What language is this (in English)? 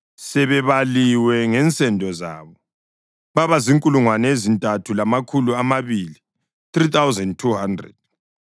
North Ndebele